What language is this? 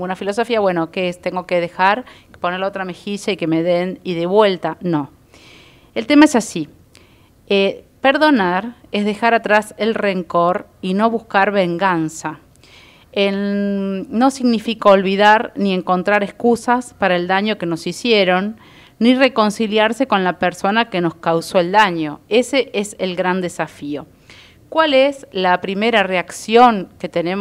Spanish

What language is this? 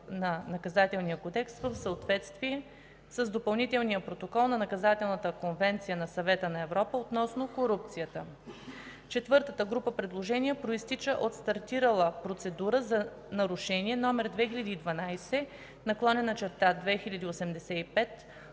Bulgarian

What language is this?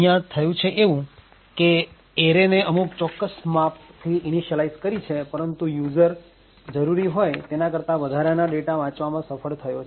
Gujarati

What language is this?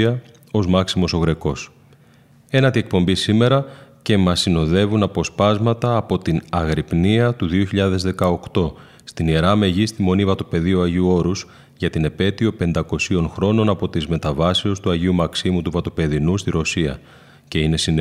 Greek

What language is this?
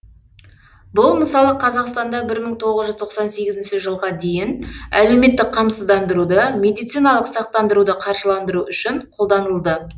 Kazakh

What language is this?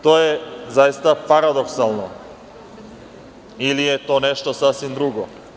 Serbian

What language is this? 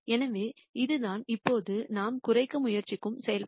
Tamil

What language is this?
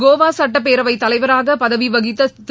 Tamil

